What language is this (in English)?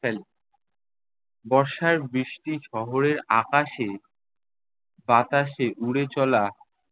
Bangla